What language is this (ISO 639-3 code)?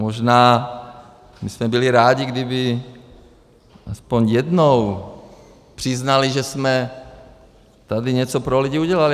ces